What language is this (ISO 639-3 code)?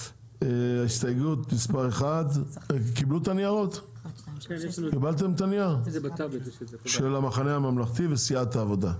heb